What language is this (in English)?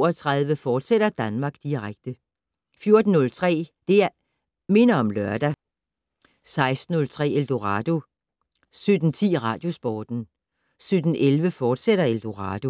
Danish